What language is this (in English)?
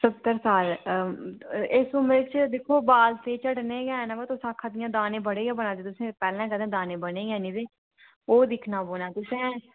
Dogri